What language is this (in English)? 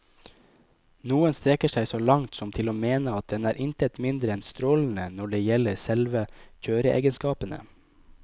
Norwegian